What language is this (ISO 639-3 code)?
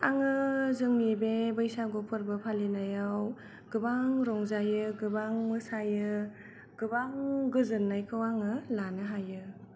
brx